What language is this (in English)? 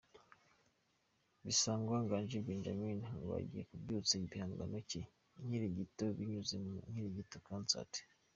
Kinyarwanda